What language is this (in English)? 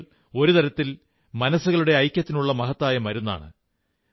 Malayalam